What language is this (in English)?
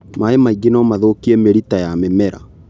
Kikuyu